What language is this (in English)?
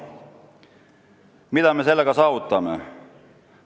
Estonian